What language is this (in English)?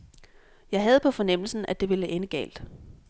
Danish